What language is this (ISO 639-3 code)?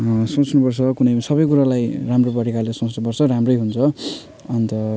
nep